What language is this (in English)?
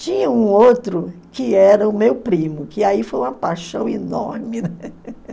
Portuguese